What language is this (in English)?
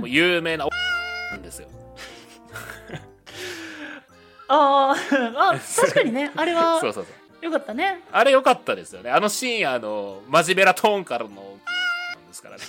Japanese